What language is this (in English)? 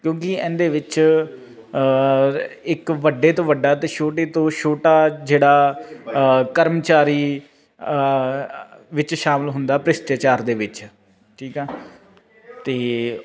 Punjabi